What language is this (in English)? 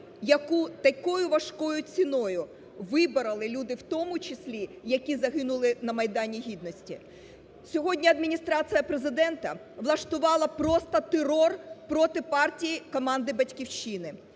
Ukrainian